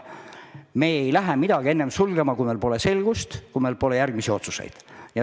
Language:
Estonian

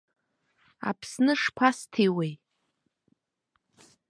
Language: Abkhazian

